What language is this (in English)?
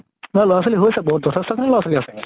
Assamese